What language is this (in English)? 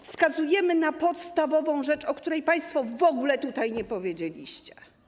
Polish